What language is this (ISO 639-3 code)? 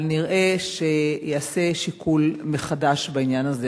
heb